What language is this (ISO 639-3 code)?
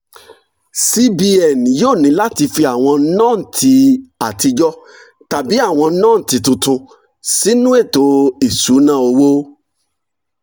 yor